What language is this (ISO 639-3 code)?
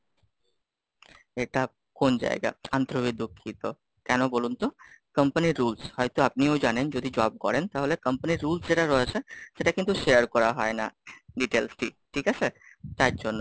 ben